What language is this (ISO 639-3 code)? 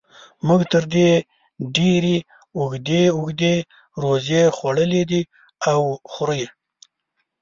pus